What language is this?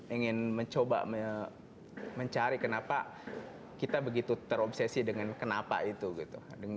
Indonesian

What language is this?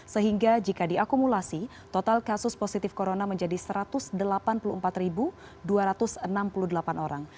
Indonesian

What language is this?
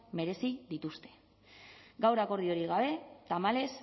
Basque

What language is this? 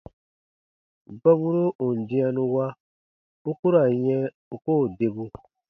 Baatonum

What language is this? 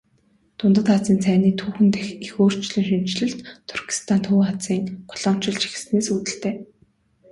Mongolian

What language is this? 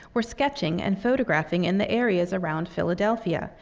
English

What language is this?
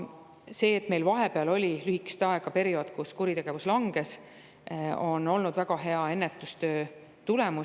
Estonian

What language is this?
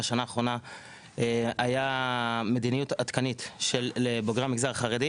Hebrew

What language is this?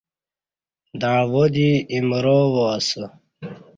Kati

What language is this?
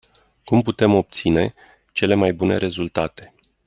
Romanian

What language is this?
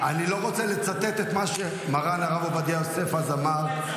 Hebrew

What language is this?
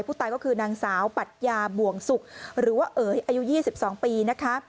Thai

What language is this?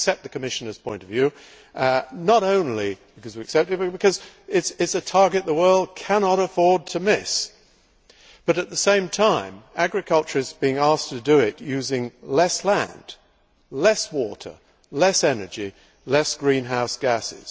English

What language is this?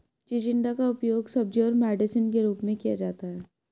Hindi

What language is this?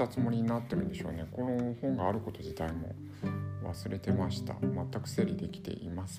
Japanese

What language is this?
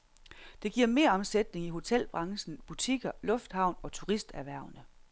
Danish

